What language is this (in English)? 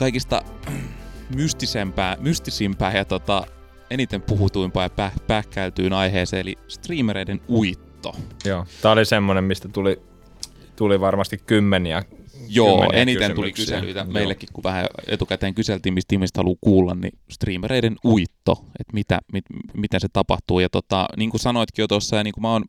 Finnish